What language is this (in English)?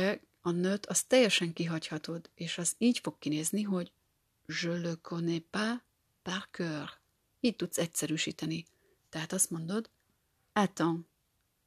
Hungarian